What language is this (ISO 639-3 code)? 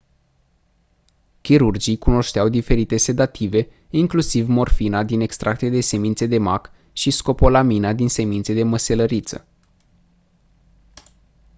ron